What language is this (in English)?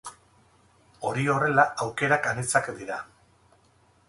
Basque